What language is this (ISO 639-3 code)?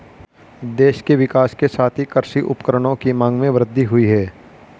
hin